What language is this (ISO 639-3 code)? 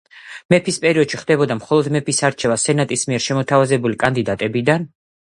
kat